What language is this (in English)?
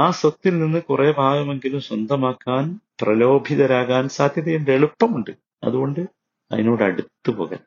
Malayalam